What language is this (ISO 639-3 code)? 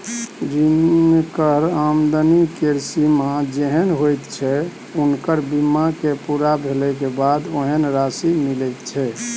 mai